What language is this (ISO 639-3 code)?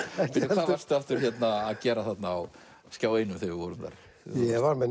isl